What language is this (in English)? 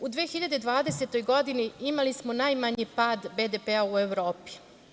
Serbian